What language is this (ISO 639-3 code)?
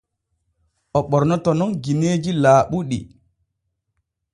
fue